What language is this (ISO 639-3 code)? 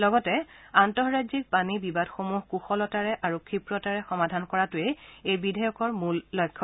asm